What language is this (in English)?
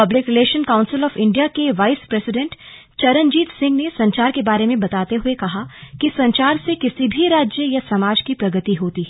Hindi